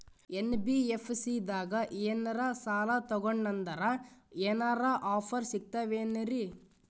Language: Kannada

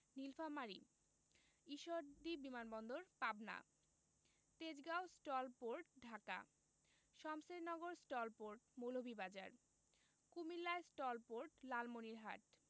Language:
Bangla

